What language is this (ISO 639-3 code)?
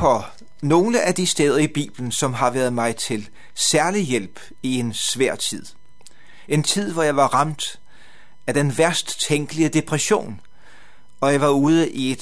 dan